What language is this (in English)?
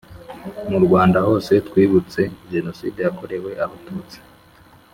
Kinyarwanda